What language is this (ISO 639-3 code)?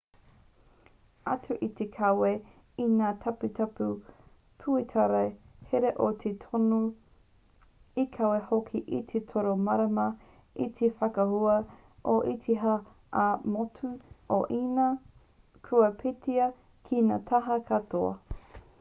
mri